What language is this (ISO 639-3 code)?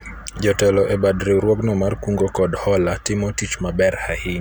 luo